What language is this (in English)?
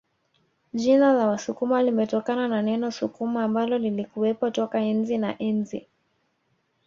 Swahili